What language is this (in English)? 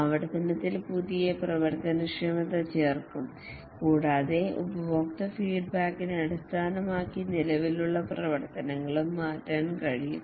Malayalam